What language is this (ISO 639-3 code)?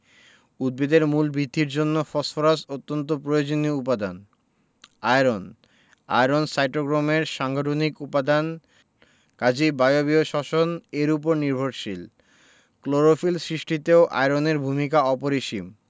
ben